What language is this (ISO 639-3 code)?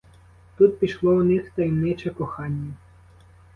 ukr